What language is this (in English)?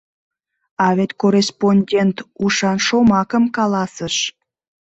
Mari